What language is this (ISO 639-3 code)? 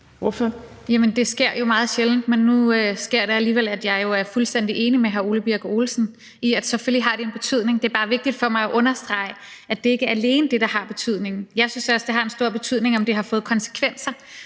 dan